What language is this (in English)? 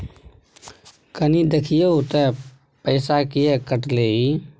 Maithili